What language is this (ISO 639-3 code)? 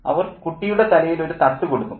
mal